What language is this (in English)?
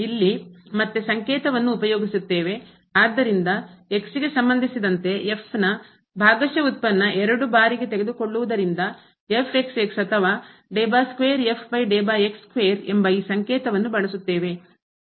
Kannada